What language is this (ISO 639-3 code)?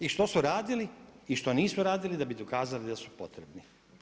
hrv